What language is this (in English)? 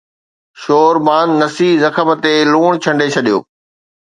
Sindhi